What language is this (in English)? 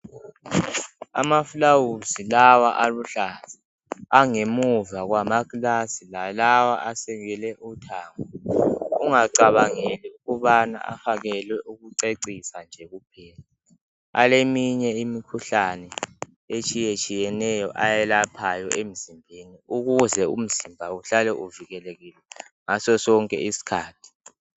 North Ndebele